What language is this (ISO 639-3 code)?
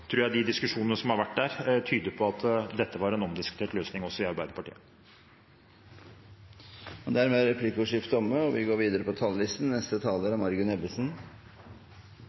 nor